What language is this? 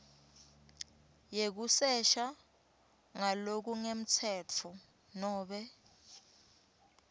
Swati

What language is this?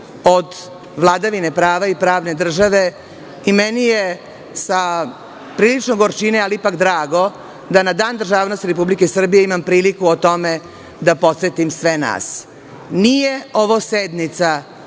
Serbian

